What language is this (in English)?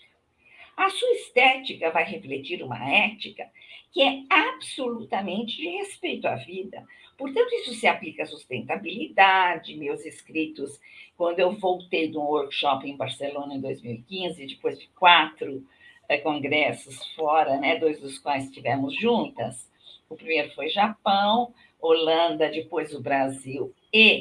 Portuguese